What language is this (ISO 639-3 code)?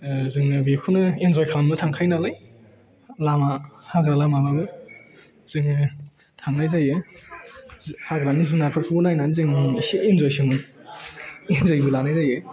brx